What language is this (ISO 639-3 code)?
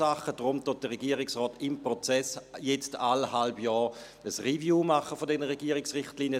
gsw